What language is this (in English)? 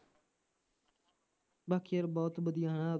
Punjabi